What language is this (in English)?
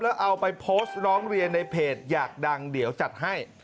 Thai